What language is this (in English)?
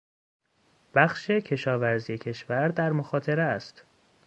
Persian